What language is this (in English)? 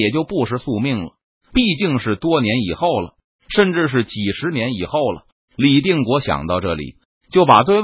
Chinese